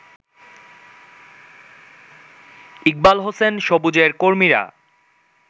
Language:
Bangla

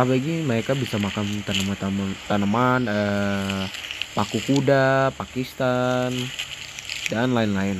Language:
Indonesian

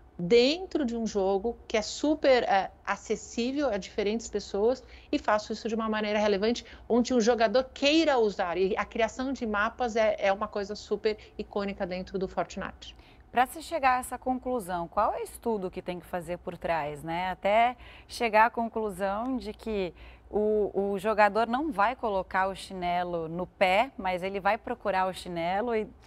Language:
Portuguese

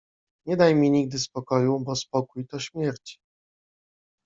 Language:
Polish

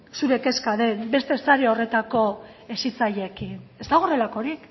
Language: Basque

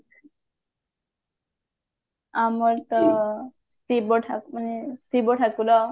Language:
Odia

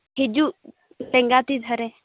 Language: Santali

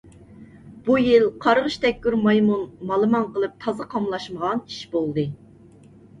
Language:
Uyghur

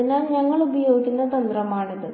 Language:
Malayalam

